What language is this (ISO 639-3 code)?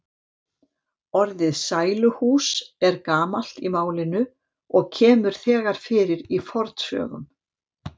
isl